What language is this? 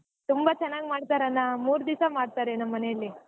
Kannada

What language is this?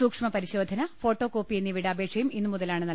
Malayalam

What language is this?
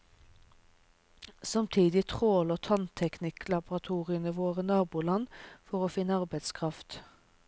Norwegian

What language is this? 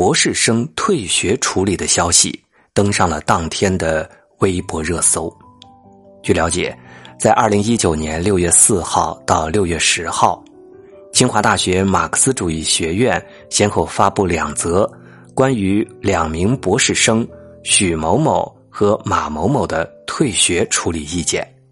Chinese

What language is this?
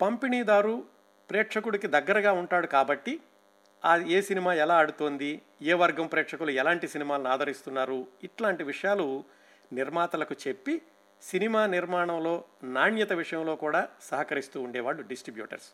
Telugu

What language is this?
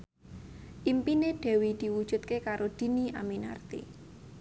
Javanese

